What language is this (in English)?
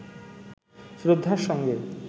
Bangla